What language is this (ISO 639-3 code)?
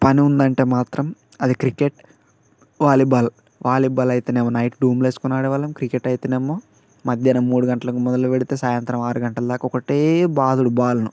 tel